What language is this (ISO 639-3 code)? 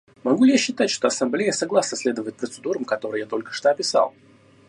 rus